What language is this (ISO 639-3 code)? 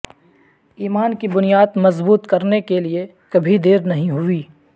urd